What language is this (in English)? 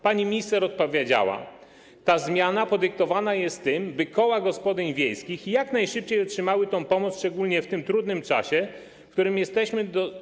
Polish